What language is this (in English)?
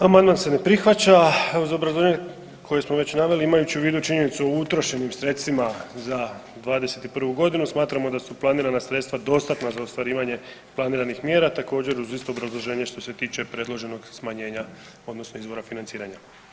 Croatian